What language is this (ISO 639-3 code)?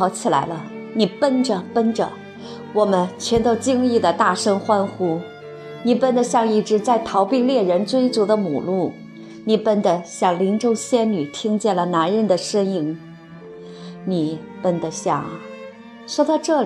zho